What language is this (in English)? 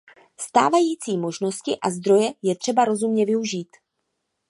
Czech